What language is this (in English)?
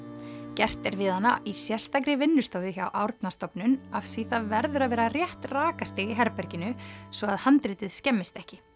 Icelandic